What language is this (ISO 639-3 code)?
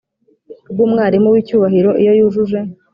kin